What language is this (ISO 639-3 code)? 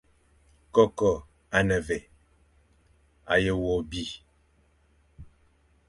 fan